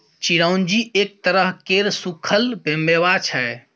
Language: Maithili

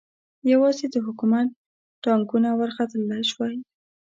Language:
Pashto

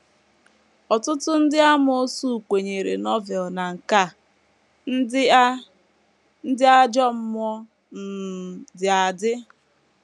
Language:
Igbo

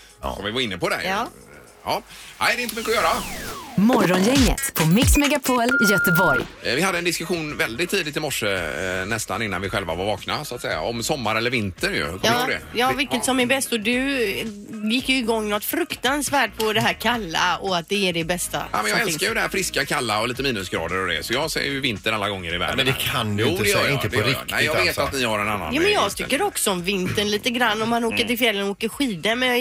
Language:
Swedish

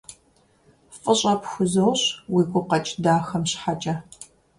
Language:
Kabardian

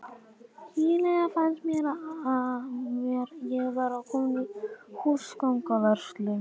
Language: Icelandic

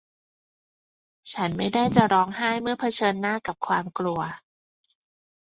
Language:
Thai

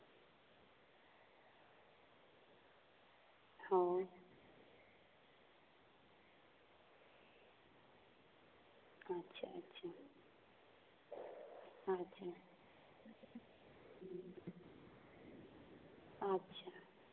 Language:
Santali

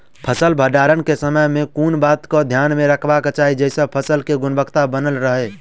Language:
Maithili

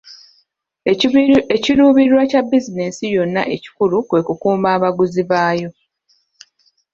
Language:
Ganda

